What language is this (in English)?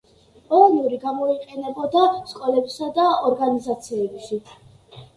Georgian